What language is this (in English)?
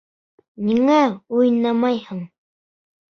Bashkir